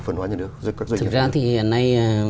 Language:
Vietnamese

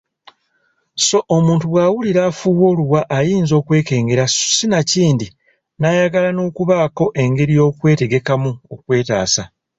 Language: Ganda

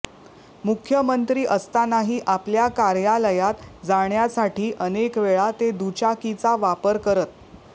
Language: Marathi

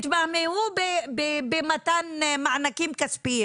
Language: Hebrew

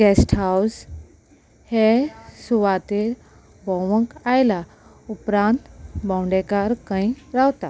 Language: Konkani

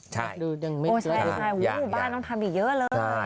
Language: Thai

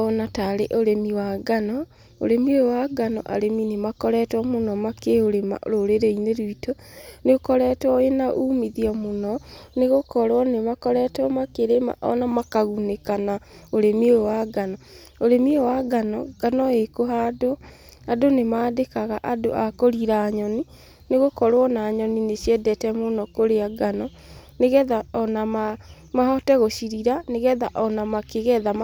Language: Kikuyu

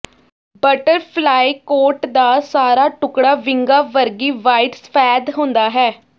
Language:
Punjabi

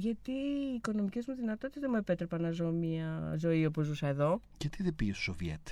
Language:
Greek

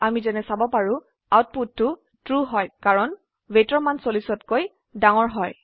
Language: Assamese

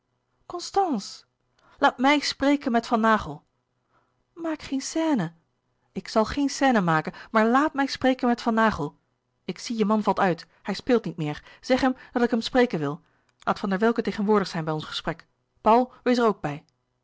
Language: Dutch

